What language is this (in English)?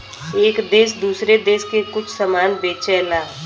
Bhojpuri